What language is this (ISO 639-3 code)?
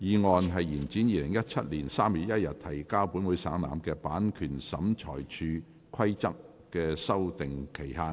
yue